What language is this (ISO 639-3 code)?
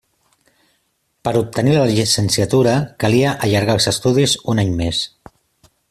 cat